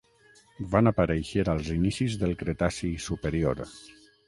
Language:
Catalan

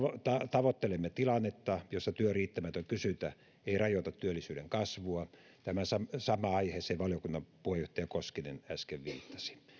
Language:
Finnish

